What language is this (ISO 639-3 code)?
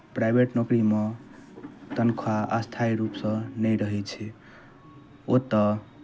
mai